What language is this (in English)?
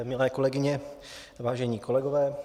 Czech